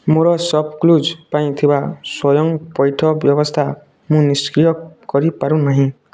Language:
Odia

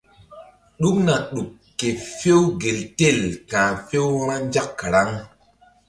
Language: Mbum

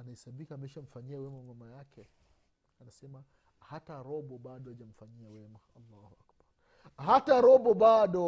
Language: Swahili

